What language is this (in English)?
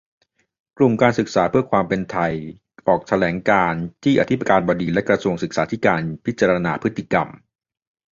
Thai